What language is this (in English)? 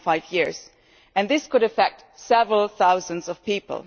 English